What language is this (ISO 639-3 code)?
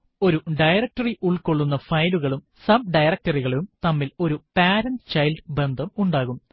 mal